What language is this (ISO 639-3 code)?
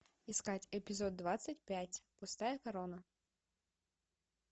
rus